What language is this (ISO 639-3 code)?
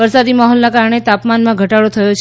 guj